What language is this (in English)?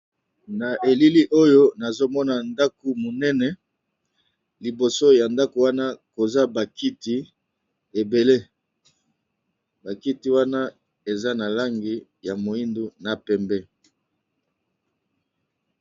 Lingala